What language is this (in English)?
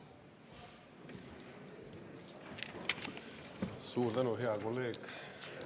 Estonian